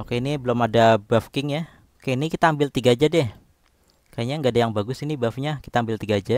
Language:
Indonesian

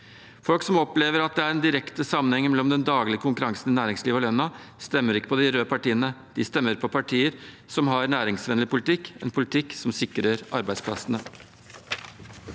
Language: Norwegian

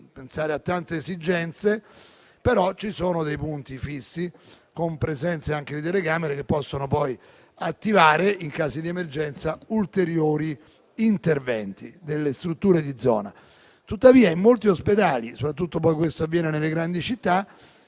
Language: Italian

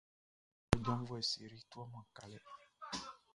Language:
Baoulé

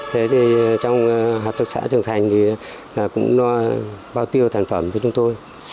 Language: Vietnamese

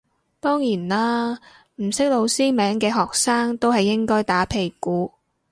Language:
Cantonese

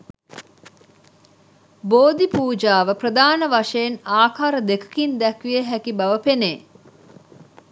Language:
Sinhala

